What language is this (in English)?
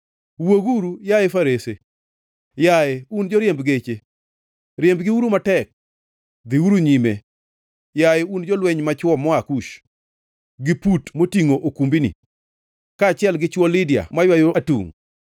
Luo (Kenya and Tanzania)